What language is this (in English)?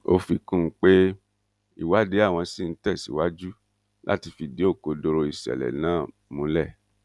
Yoruba